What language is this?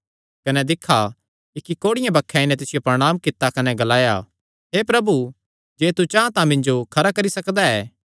Kangri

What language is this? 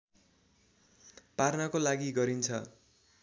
Nepali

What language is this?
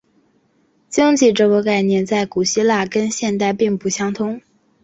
Chinese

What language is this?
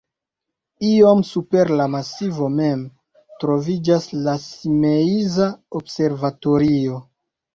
Esperanto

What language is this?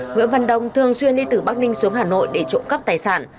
Vietnamese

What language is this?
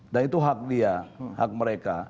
Indonesian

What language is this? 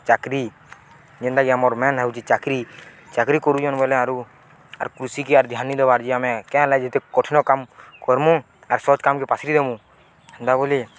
Odia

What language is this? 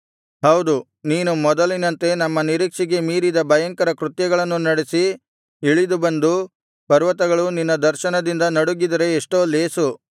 Kannada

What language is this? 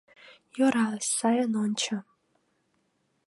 Mari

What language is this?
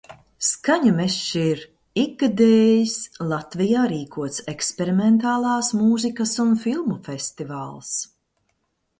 Latvian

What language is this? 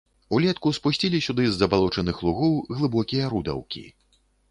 Belarusian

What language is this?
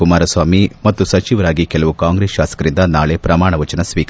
Kannada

